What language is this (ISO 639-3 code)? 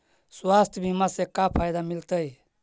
mag